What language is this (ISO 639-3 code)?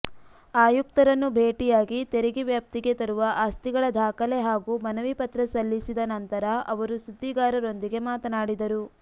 kan